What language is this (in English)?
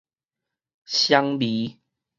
Min Nan Chinese